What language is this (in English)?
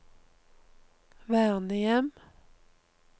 Norwegian